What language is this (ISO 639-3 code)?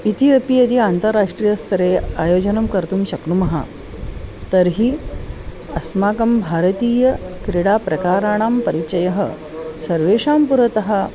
san